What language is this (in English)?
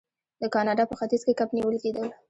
Pashto